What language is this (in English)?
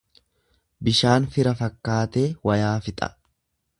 Oromo